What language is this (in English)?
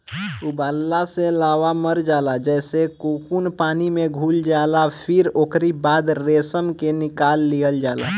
Bhojpuri